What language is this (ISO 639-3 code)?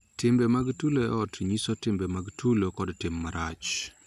luo